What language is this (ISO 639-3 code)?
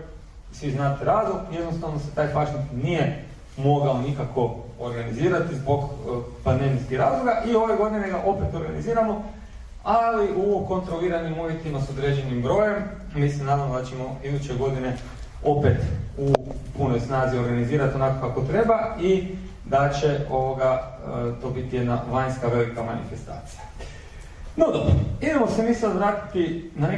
hrv